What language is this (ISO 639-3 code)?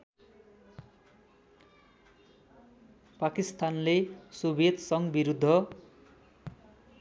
nep